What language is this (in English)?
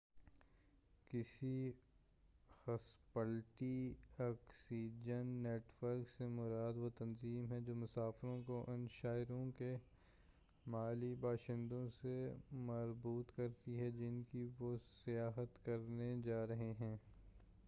Urdu